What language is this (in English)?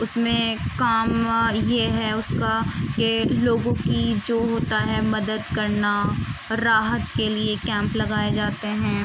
Urdu